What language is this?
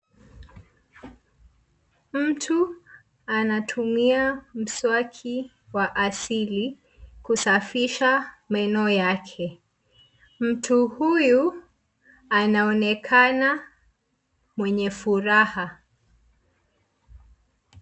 Swahili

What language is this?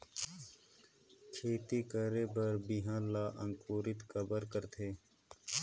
Chhattisgarhi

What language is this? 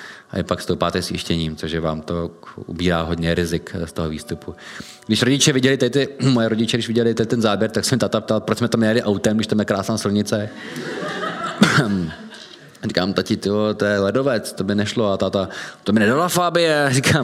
Czech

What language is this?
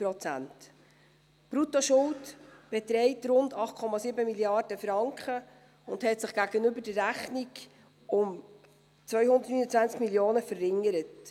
Swiss German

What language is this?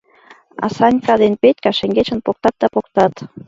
Mari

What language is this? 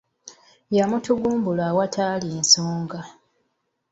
Ganda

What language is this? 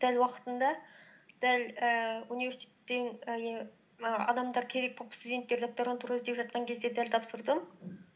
Kazakh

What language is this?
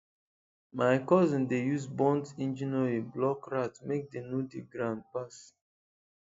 Nigerian Pidgin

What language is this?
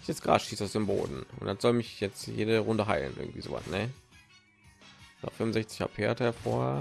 German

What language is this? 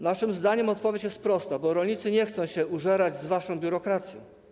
Polish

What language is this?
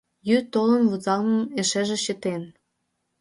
Mari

